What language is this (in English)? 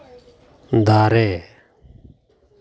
Santali